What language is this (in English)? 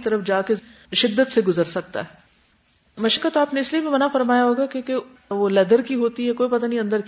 Urdu